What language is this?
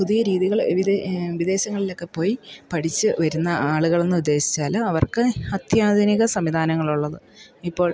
Malayalam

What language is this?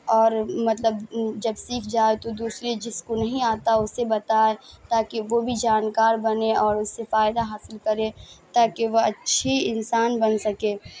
Urdu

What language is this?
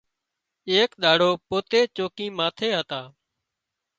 Wadiyara Koli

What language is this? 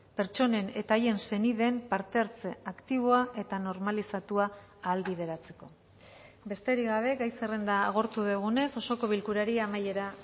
Basque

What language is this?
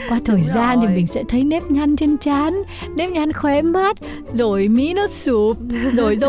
Vietnamese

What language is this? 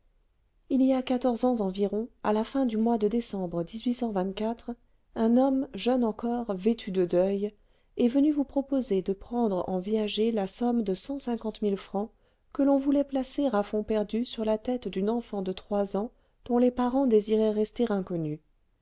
French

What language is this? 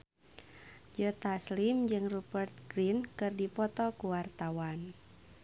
Sundanese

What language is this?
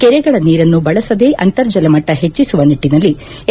Kannada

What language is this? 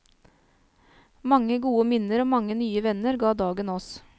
Norwegian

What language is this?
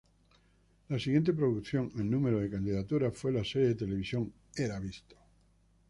Spanish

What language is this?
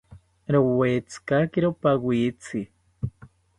South Ucayali Ashéninka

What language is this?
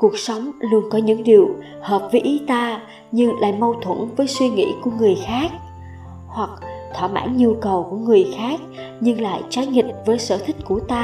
Vietnamese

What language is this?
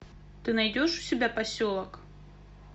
Russian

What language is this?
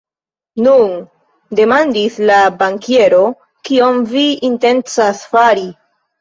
Esperanto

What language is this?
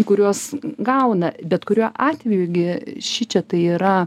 Lithuanian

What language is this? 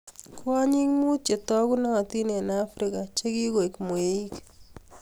Kalenjin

